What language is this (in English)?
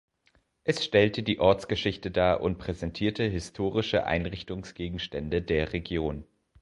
German